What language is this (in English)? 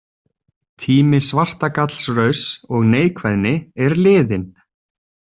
Icelandic